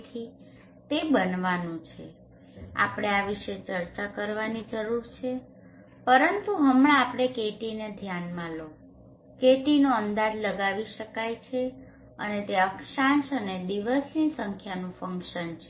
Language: Gujarati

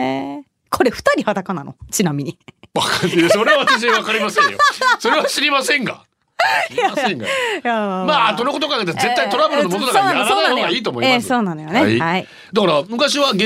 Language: Japanese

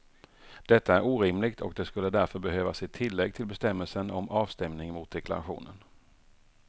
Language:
Swedish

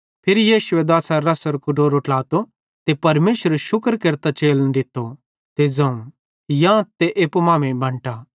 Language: Bhadrawahi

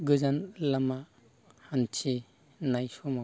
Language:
Bodo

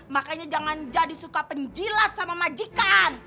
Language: Indonesian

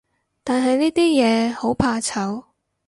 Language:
Cantonese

